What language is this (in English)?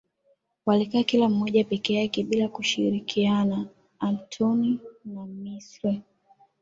Swahili